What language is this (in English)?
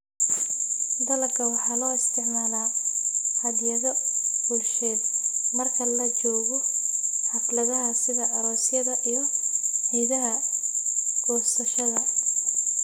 Somali